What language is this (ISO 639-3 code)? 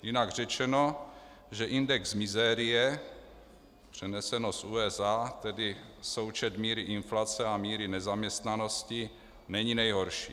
ces